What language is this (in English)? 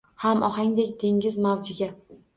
Uzbek